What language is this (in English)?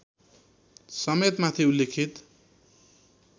Nepali